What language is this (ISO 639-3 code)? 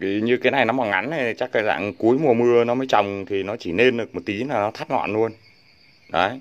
vie